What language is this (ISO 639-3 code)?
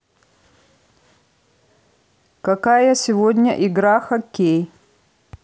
rus